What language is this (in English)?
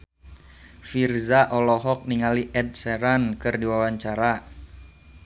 Sundanese